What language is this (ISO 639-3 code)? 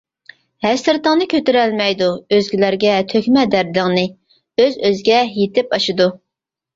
uig